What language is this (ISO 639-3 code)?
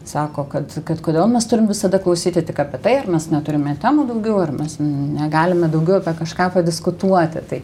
lit